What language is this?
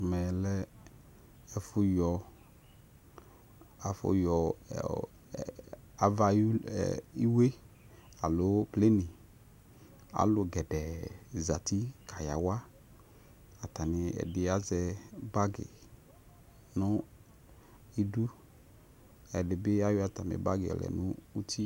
Ikposo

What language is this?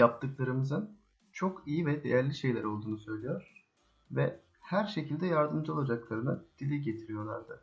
Turkish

